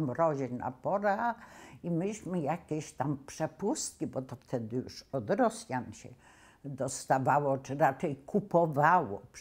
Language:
Polish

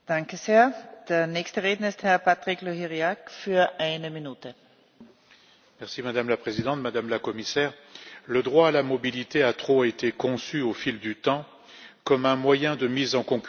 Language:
French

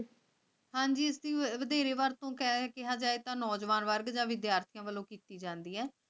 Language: Punjabi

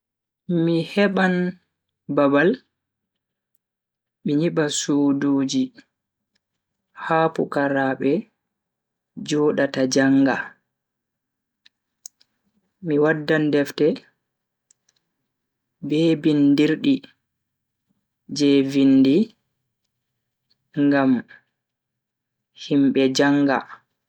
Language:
Bagirmi Fulfulde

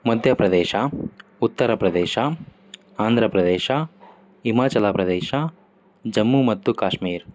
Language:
Kannada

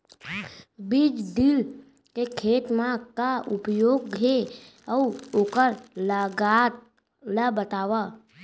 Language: Chhattisgarhi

